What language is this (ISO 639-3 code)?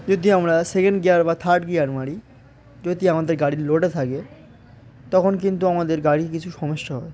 ben